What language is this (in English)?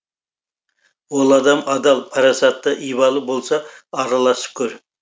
Kazakh